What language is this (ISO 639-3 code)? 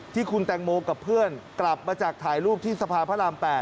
tha